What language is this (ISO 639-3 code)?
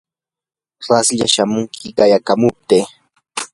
qur